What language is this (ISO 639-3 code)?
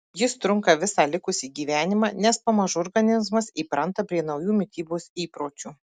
lit